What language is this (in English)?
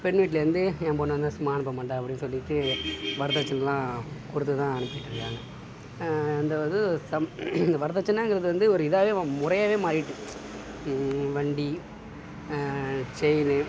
Tamil